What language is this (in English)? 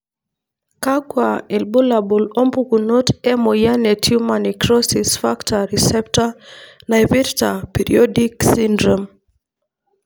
Masai